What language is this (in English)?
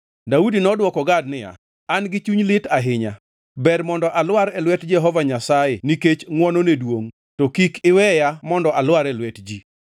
Luo (Kenya and Tanzania)